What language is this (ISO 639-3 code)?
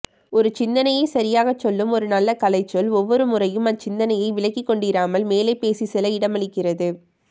tam